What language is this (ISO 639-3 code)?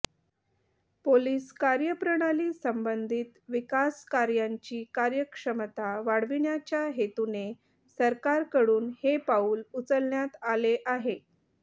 mar